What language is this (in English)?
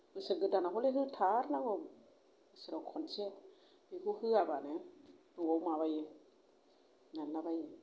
Bodo